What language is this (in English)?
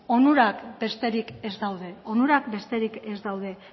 Basque